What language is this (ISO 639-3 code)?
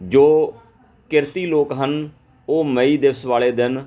pan